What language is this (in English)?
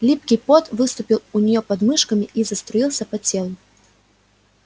Russian